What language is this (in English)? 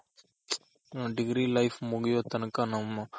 Kannada